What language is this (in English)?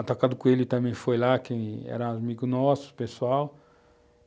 Portuguese